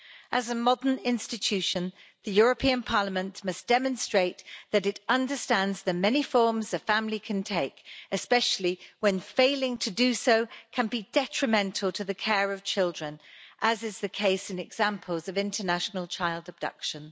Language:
English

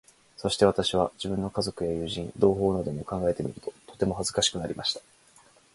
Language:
Japanese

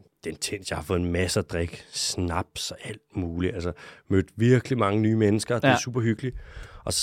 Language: Danish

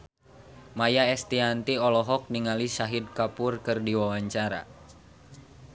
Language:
Sundanese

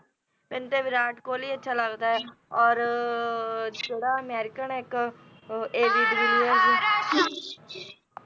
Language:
Punjabi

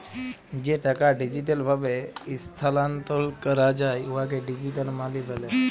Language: Bangla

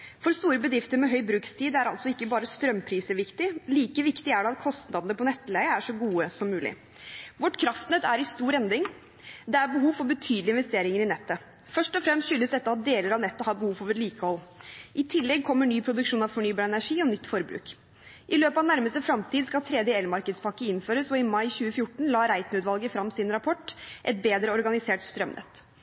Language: Norwegian Bokmål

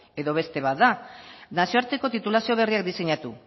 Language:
Basque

